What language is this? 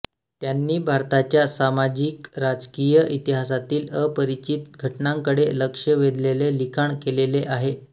Marathi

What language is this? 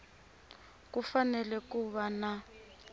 Tsonga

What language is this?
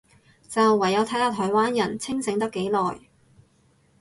Cantonese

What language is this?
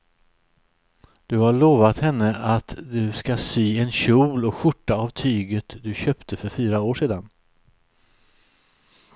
Swedish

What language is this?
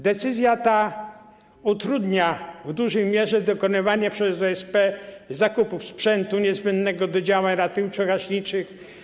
Polish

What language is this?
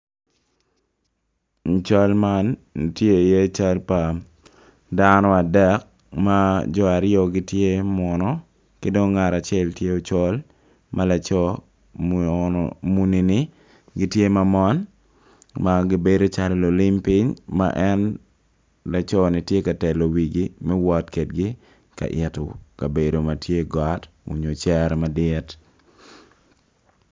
Acoli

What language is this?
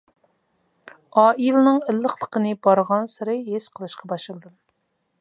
Uyghur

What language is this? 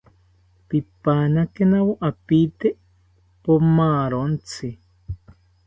South Ucayali Ashéninka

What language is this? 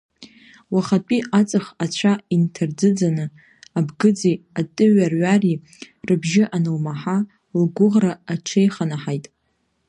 Abkhazian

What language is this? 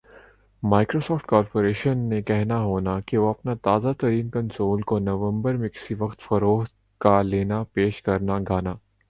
Urdu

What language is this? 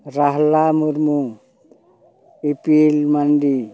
Santali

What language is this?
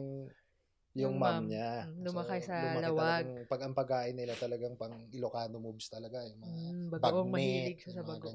Filipino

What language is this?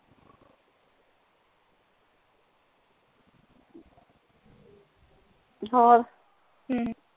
Punjabi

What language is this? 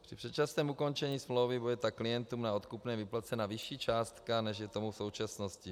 Czech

